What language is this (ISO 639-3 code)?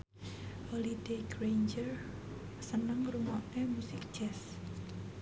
jav